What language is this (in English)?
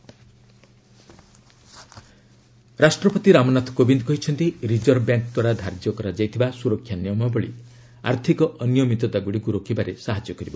Odia